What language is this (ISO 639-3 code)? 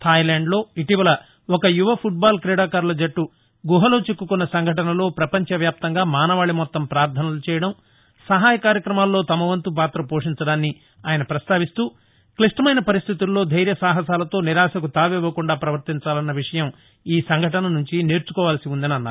tel